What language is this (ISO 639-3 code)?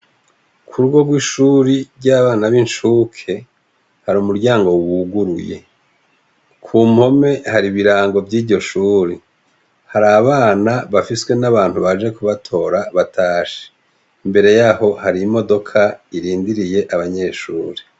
run